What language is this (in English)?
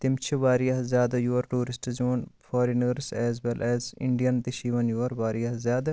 Kashmiri